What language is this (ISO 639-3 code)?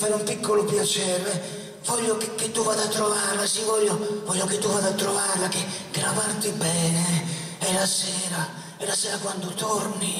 ita